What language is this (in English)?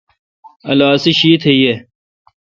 Kalkoti